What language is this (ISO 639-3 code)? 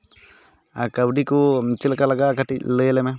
sat